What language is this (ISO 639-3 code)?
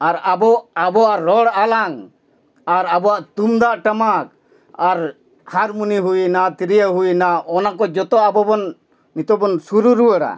sat